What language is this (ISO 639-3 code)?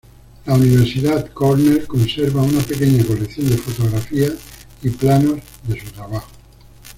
spa